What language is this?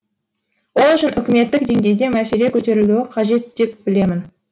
Kazakh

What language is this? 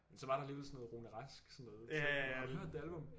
Danish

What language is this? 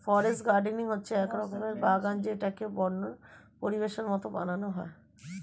Bangla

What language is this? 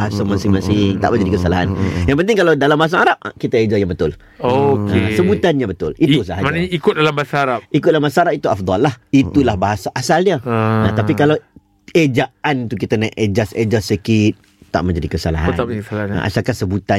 Malay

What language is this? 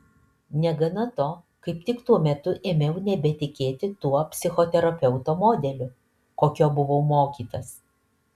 Lithuanian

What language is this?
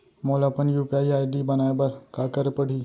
Chhattisgarhi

